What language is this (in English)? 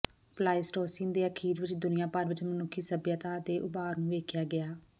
Punjabi